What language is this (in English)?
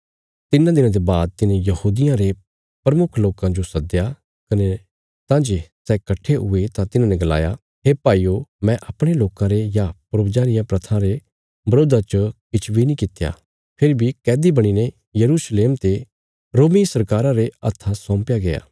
Bilaspuri